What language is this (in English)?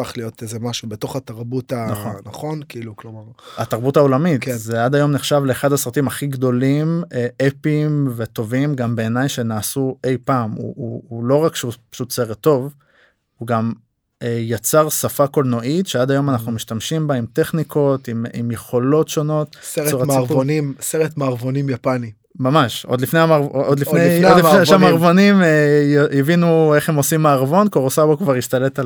Hebrew